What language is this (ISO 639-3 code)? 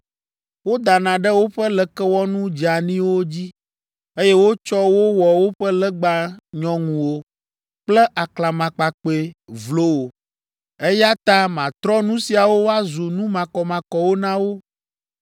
ewe